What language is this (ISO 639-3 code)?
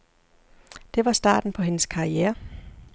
dan